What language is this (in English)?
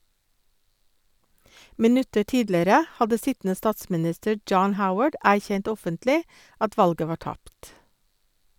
Norwegian